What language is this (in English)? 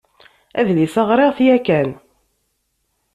Kabyle